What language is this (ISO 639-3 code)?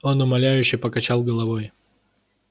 rus